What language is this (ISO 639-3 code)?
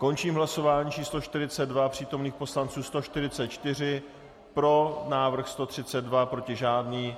ces